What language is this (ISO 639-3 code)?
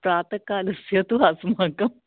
san